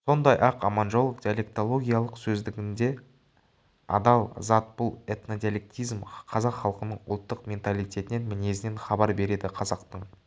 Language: Kazakh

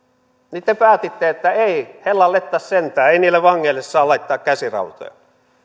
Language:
Finnish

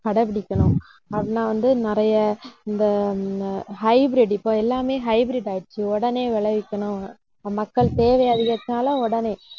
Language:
Tamil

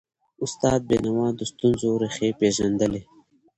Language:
Pashto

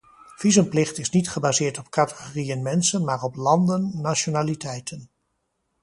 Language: Dutch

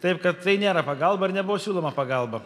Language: Lithuanian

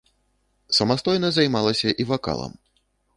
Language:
Belarusian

